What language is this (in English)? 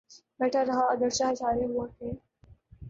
Urdu